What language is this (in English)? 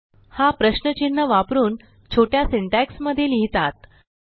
Marathi